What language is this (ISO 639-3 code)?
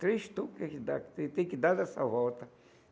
por